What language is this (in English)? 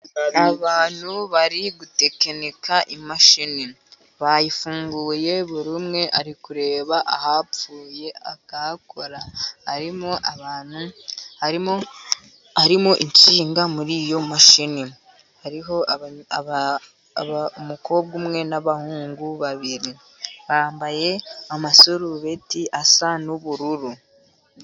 Kinyarwanda